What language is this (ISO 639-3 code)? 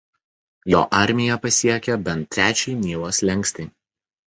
lit